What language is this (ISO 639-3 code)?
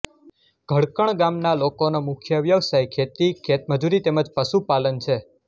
guj